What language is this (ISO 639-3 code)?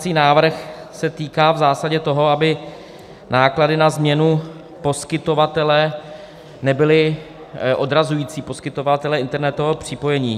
ces